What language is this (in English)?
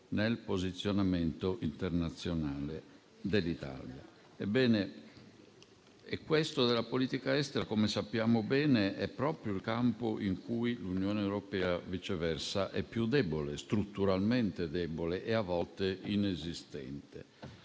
Italian